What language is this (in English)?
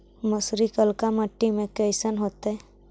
Magahi